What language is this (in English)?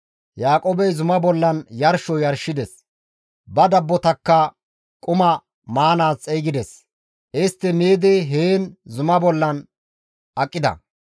Gamo